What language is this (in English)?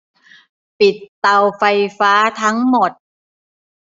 Thai